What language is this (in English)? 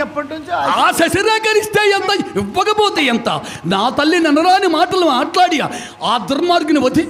Arabic